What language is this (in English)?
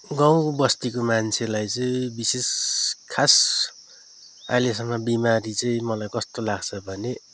Nepali